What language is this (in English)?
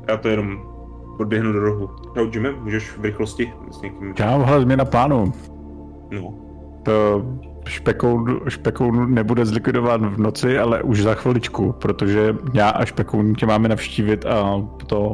Czech